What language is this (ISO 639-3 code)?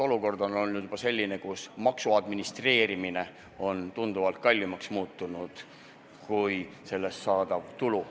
est